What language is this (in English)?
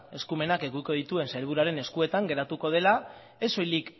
Basque